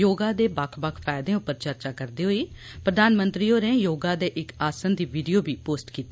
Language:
Dogri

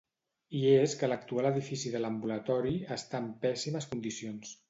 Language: Catalan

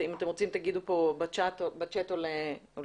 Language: Hebrew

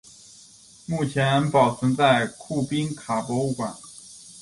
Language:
Chinese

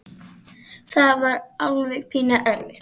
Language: Icelandic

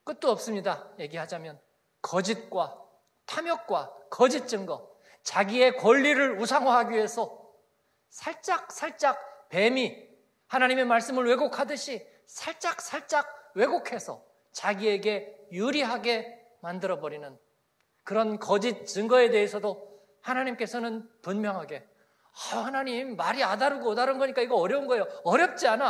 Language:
Korean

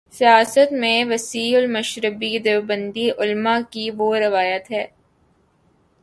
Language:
Urdu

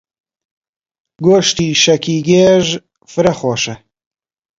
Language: Central Kurdish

